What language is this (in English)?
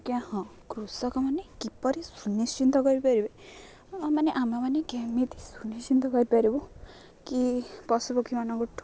Odia